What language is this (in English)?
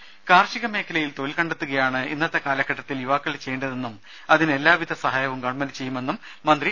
Malayalam